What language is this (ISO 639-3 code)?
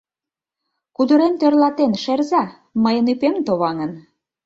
chm